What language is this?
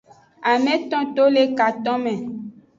Aja (Benin)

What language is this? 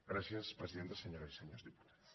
Catalan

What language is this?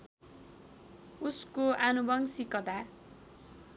Nepali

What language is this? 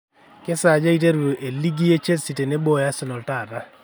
Masai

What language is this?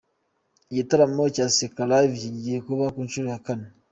Kinyarwanda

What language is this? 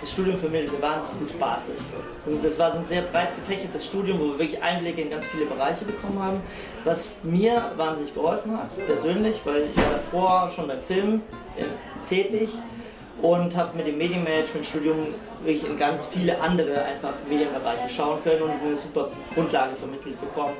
German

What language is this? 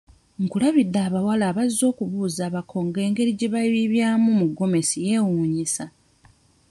Ganda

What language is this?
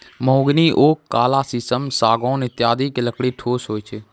Maithili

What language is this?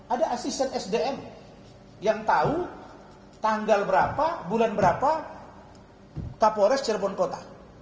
Indonesian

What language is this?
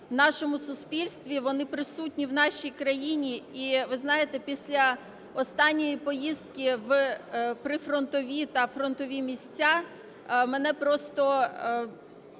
Ukrainian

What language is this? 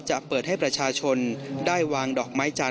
Thai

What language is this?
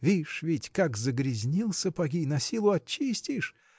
Russian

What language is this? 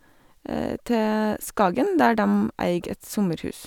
Norwegian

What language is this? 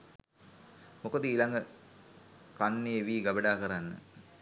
Sinhala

